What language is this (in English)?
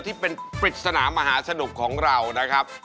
Thai